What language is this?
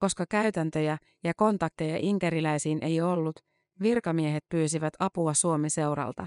Finnish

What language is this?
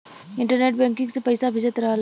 Bhojpuri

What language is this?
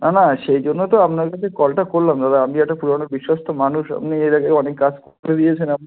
Bangla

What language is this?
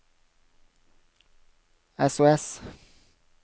Norwegian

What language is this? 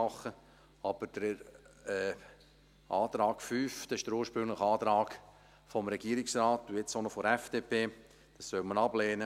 Swiss German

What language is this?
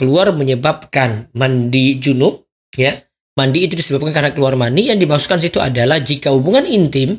Indonesian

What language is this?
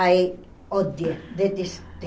Portuguese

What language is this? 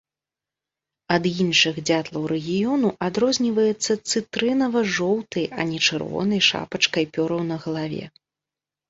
Belarusian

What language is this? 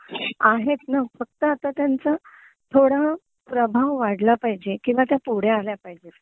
Marathi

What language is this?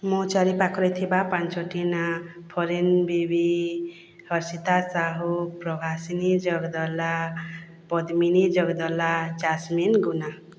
Odia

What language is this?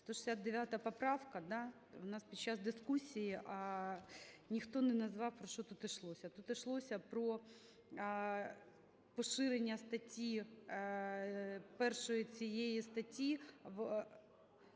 Ukrainian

